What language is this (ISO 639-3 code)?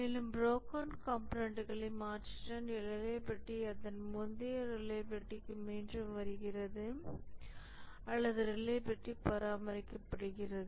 tam